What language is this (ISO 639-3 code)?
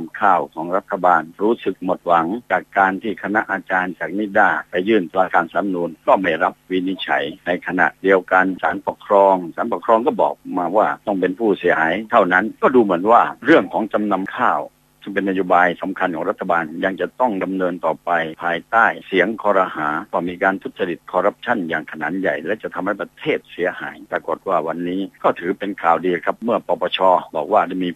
tha